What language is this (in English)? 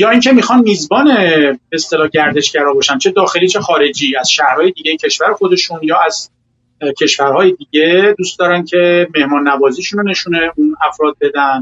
Persian